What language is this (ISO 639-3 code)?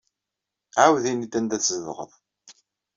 kab